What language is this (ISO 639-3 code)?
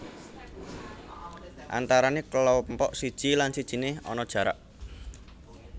jav